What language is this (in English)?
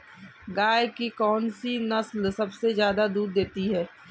Hindi